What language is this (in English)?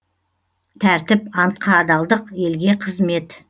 Kazakh